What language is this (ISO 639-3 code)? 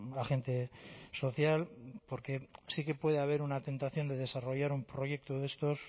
spa